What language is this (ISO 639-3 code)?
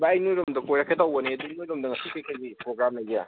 mni